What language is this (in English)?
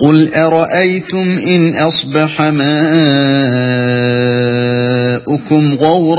Arabic